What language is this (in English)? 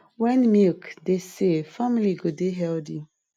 Nigerian Pidgin